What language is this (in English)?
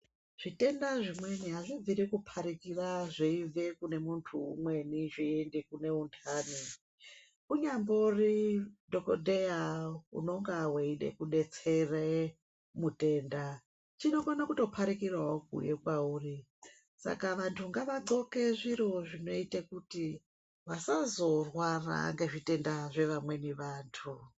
Ndau